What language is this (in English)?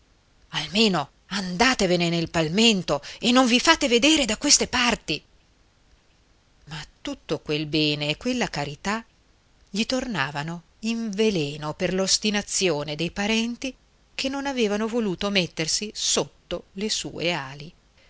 Italian